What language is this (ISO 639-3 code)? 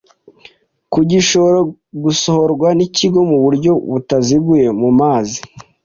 kin